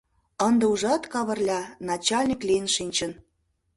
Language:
Mari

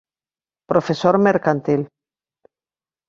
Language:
Galician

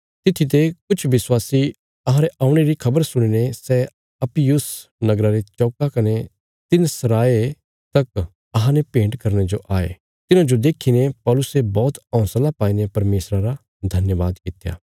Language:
Bilaspuri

